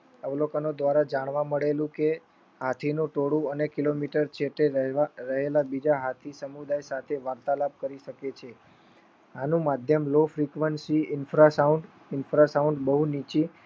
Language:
Gujarati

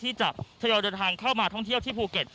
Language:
Thai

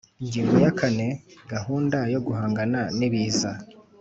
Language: Kinyarwanda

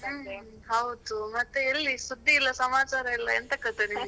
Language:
Kannada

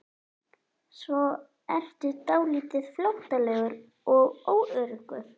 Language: Icelandic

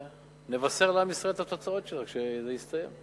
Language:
Hebrew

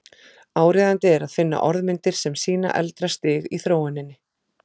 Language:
Icelandic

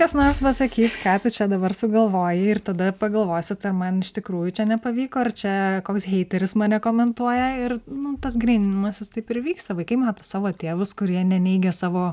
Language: Lithuanian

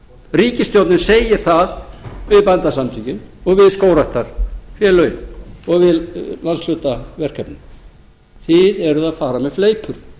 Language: Icelandic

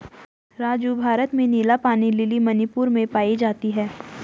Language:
Hindi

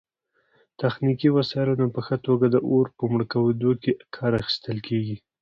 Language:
Pashto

